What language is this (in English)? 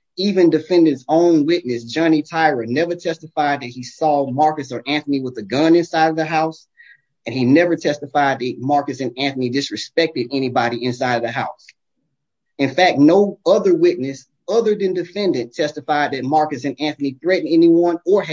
English